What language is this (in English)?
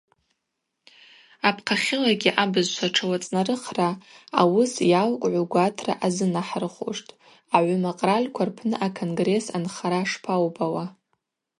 Abaza